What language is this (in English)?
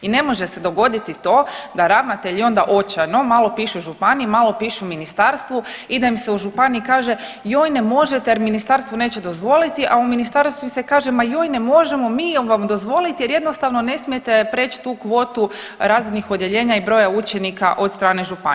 Croatian